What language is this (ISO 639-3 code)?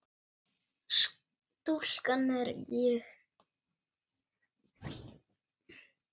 isl